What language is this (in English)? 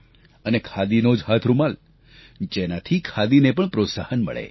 Gujarati